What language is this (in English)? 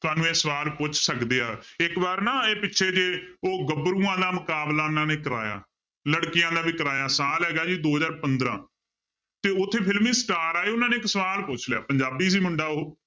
Punjabi